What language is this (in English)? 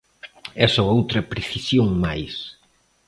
Galician